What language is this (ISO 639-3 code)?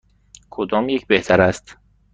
fas